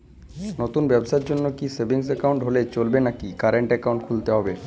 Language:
Bangla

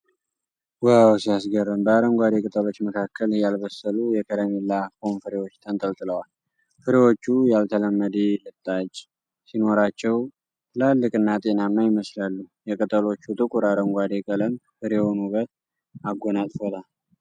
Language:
Amharic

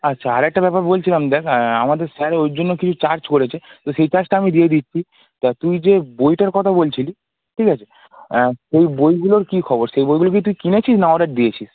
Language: Bangla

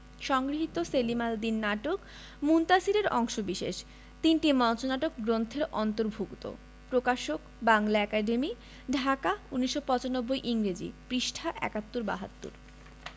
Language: Bangla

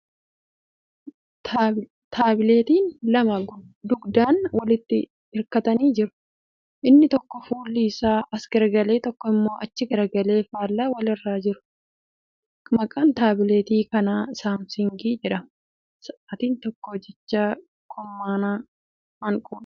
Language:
Oromo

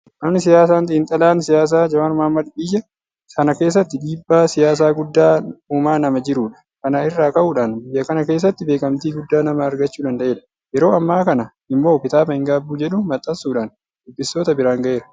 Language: Oromo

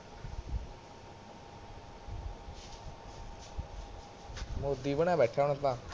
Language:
Punjabi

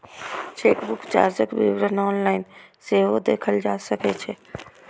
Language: Maithili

